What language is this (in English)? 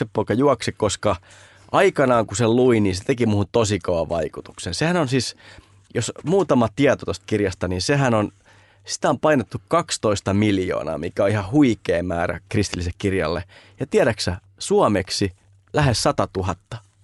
Finnish